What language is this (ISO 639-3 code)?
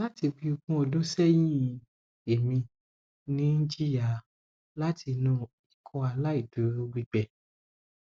yor